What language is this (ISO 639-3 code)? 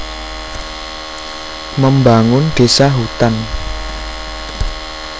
jav